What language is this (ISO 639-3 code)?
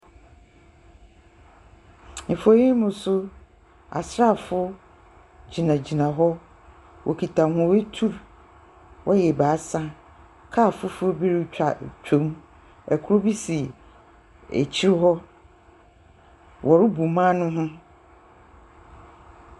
aka